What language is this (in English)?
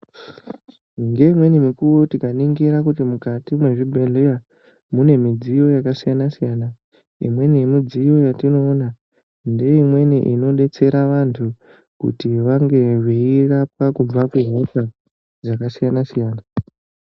Ndau